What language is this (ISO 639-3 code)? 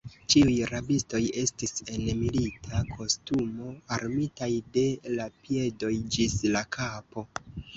epo